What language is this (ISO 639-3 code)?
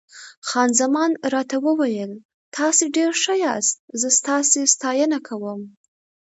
pus